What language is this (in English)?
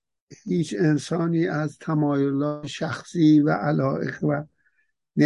Persian